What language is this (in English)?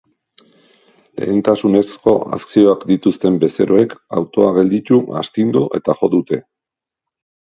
Basque